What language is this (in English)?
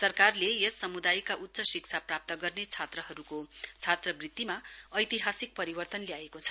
Nepali